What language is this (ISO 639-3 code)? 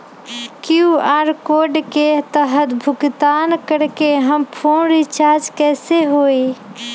mag